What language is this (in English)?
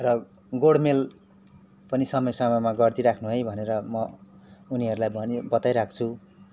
Nepali